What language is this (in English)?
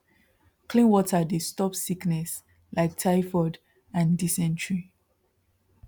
Nigerian Pidgin